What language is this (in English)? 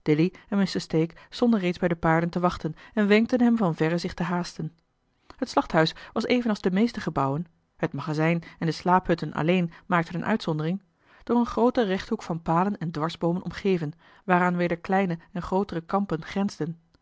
Dutch